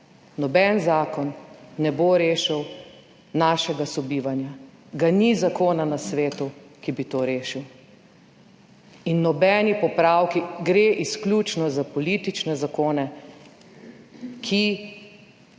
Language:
Slovenian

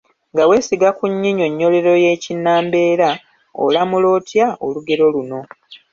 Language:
Ganda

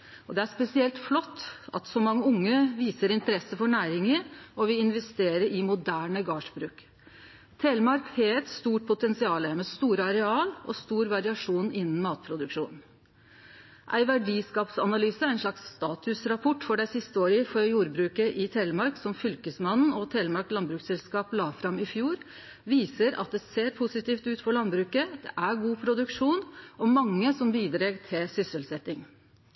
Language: Norwegian Nynorsk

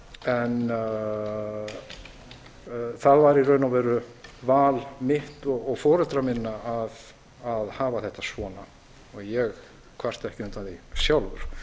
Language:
Icelandic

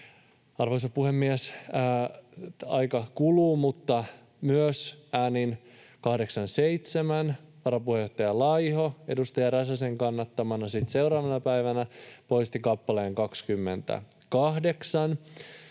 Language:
Finnish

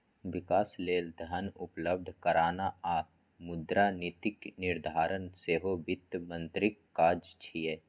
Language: Maithili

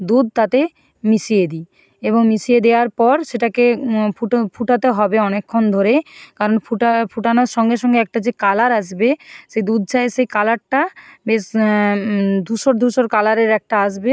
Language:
Bangla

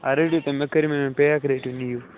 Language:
Kashmiri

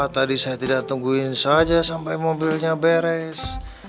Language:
Indonesian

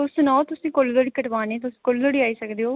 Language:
Dogri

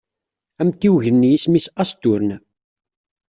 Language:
Kabyle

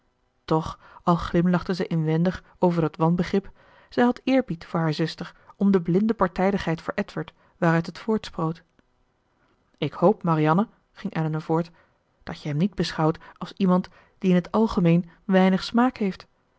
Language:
Dutch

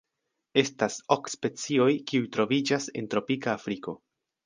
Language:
Esperanto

